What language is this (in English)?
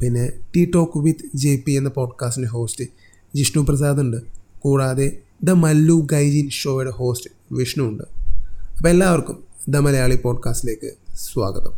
Malayalam